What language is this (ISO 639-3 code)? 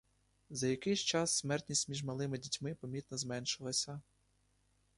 ukr